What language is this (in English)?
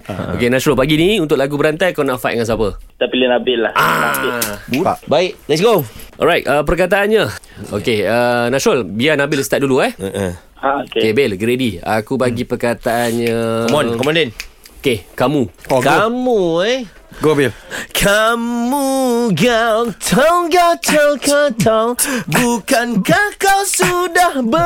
Malay